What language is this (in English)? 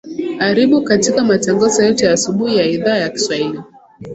Swahili